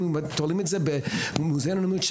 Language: Hebrew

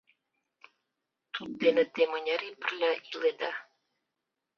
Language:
Mari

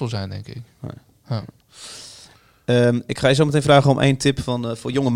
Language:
Dutch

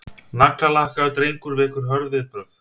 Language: Icelandic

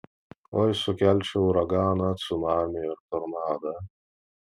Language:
Lithuanian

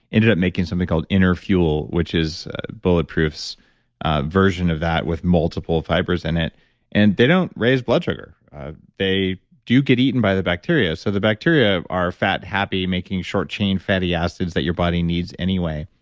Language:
English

